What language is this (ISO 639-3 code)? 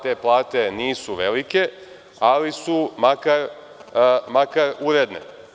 srp